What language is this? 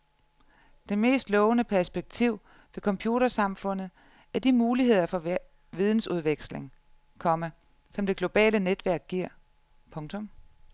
Danish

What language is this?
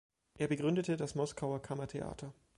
German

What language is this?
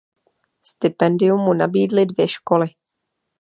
Czech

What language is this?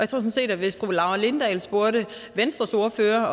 Danish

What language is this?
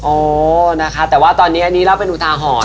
Thai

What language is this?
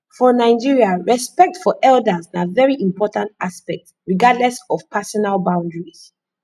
Nigerian Pidgin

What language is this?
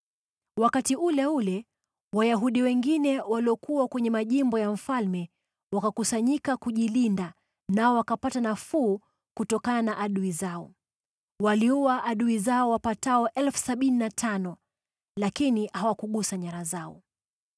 Swahili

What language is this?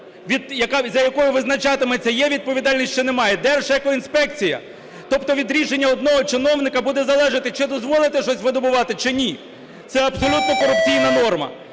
Ukrainian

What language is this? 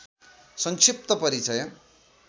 Nepali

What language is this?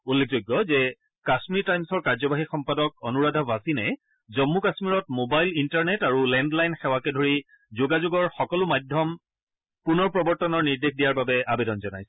Assamese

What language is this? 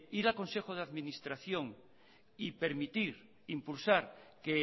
Spanish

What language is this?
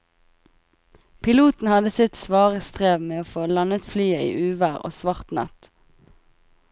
Norwegian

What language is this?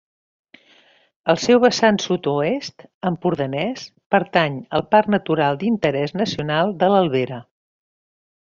Catalan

